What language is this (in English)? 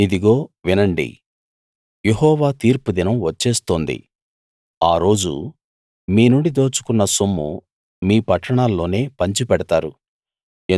Telugu